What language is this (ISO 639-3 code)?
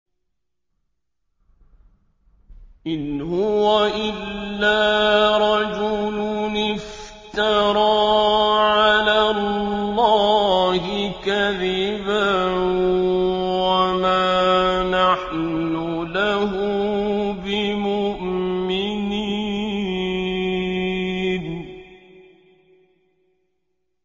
ara